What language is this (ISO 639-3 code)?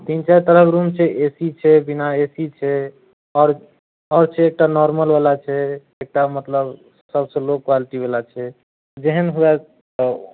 mai